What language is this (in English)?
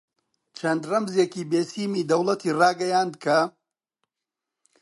Central Kurdish